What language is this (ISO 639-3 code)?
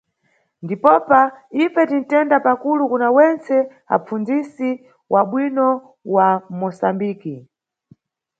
nyu